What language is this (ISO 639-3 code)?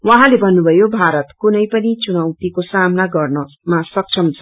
nep